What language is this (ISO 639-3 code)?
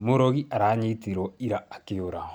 kik